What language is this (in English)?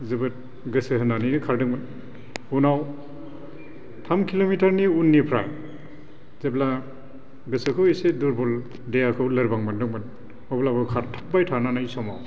Bodo